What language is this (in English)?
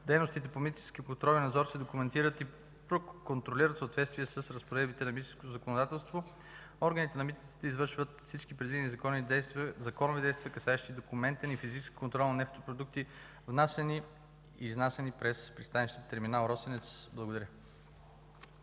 Bulgarian